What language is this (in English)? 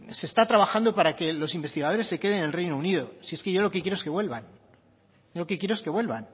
Spanish